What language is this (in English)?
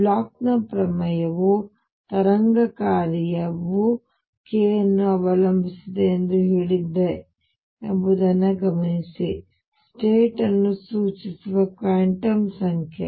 Kannada